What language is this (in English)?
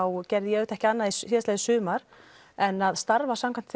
Icelandic